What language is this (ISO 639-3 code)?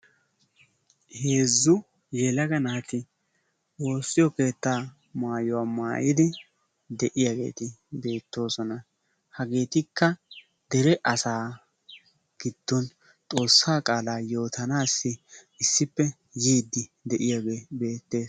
wal